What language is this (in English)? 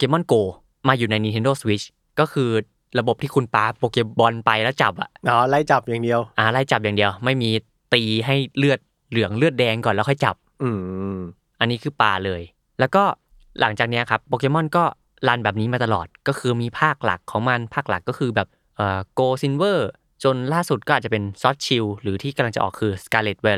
Thai